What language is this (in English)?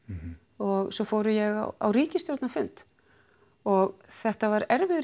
Icelandic